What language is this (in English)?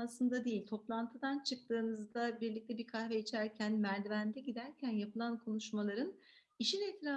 Turkish